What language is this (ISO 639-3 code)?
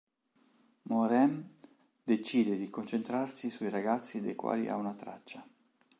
ita